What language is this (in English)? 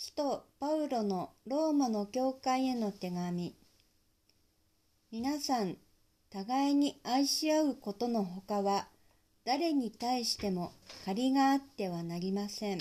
Japanese